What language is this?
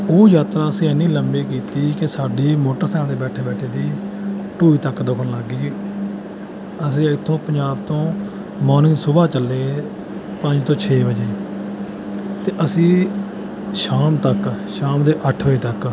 Punjabi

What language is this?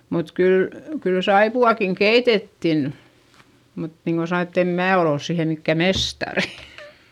Finnish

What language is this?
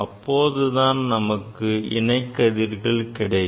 Tamil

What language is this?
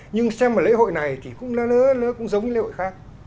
Vietnamese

